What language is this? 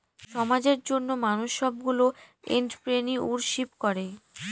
Bangla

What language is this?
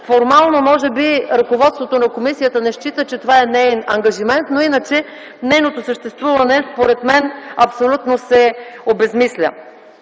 Bulgarian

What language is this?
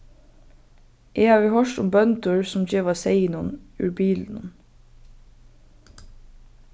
Faroese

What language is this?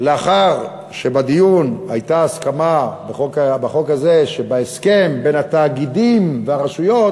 Hebrew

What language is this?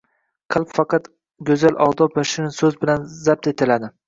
Uzbek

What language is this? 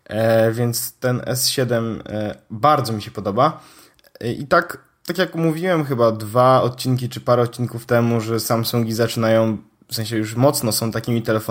Polish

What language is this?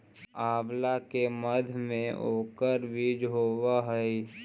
Magahi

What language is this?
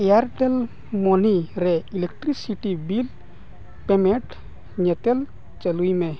Santali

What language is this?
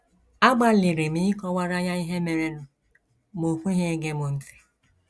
Igbo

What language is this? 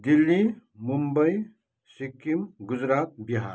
Nepali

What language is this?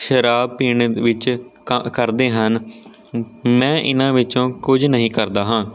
Punjabi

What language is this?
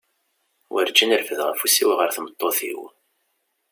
Kabyle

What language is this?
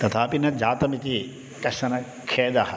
Sanskrit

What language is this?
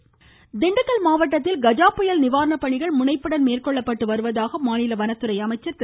Tamil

